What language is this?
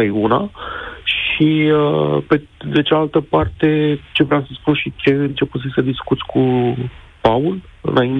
Romanian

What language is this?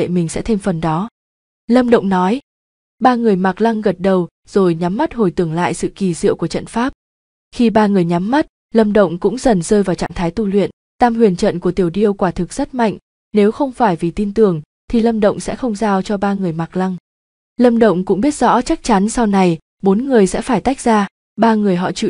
Vietnamese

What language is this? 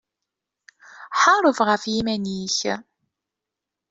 Kabyle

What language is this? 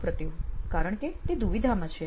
Gujarati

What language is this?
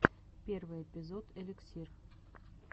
Russian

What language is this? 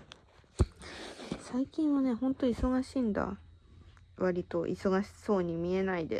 Japanese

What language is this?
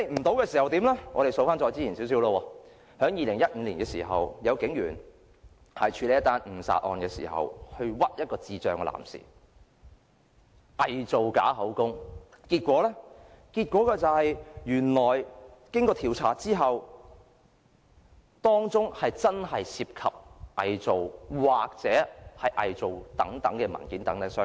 Cantonese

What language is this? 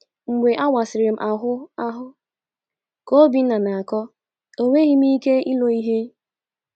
Igbo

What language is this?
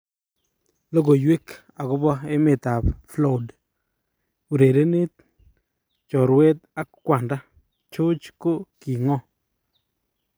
Kalenjin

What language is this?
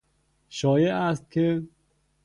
Persian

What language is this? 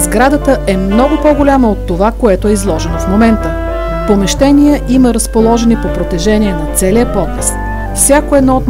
Bulgarian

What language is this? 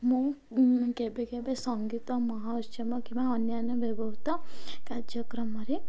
Odia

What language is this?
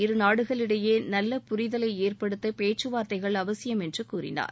Tamil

